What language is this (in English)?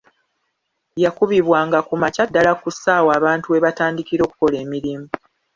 Ganda